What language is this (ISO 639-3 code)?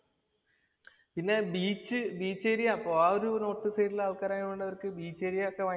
mal